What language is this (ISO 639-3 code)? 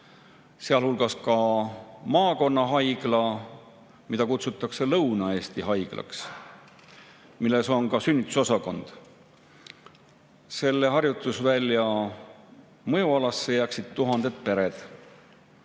est